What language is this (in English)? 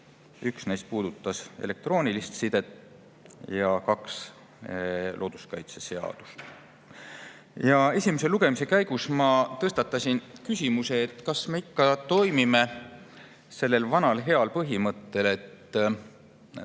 Estonian